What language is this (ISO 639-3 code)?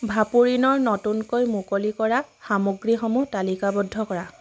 asm